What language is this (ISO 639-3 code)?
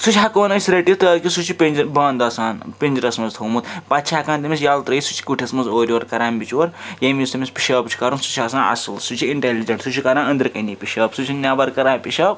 kas